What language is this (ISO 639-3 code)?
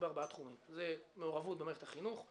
heb